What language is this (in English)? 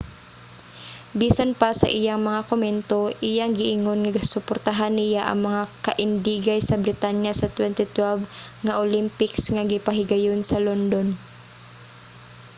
Cebuano